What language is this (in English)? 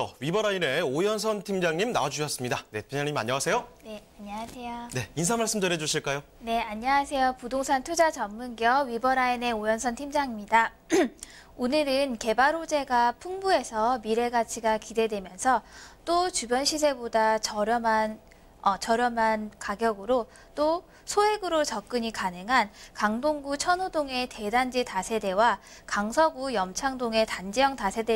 Korean